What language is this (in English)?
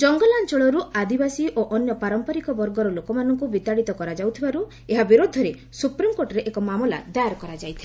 Odia